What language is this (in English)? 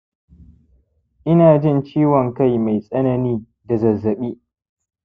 Hausa